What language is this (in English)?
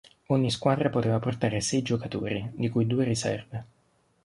Italian